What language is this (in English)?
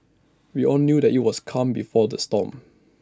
English